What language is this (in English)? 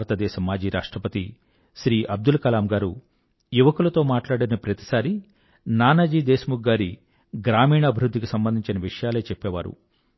Telugu